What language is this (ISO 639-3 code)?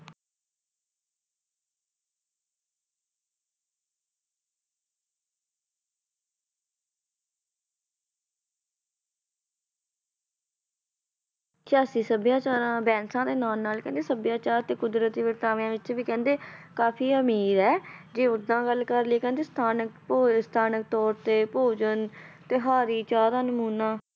pan